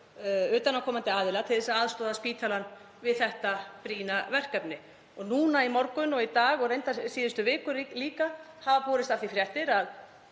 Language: Icelandic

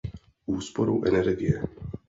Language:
Czech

